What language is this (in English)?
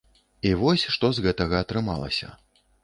Belarusian